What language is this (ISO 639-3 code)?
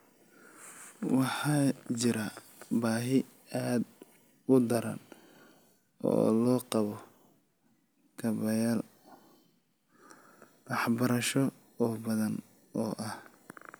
som